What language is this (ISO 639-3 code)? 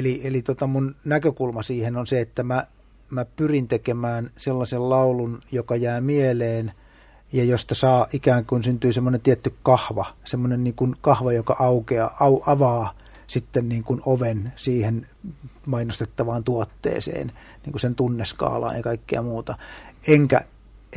fin